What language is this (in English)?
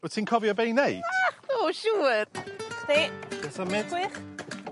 Welsh